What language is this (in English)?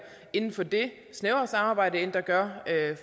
Danish